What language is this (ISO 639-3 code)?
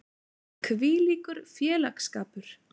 isl